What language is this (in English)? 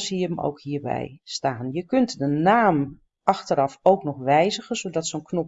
Dutch